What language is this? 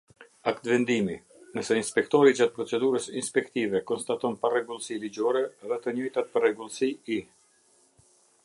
Albanian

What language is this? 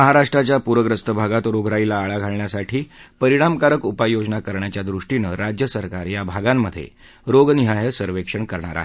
Marathi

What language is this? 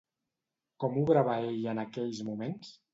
Catalan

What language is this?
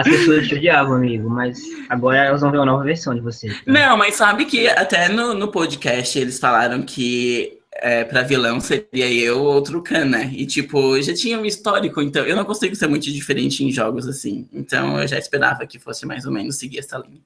Portuguese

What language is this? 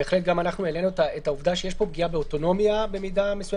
Hebrew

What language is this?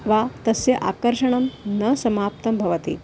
Sanskrit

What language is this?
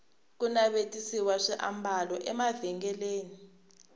Tsonga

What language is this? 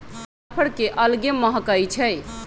Magahi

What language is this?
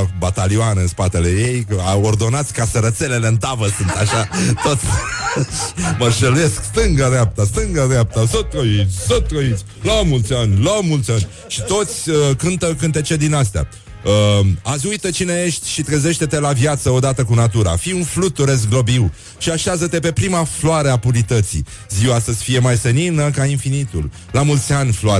Romanian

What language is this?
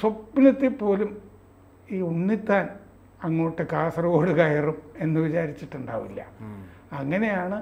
Malayalam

